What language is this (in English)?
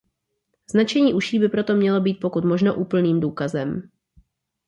Czech